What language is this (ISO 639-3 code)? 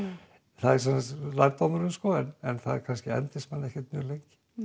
isl